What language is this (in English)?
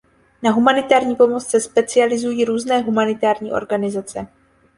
Czech